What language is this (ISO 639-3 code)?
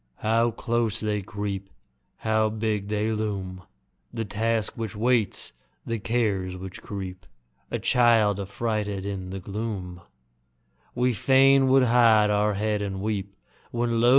eng